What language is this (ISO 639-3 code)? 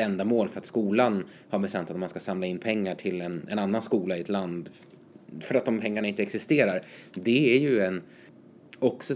swe